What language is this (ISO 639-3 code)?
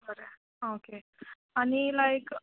kok